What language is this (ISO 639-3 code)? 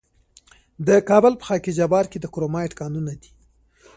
pus